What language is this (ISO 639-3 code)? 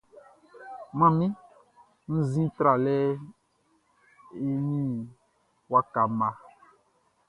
bci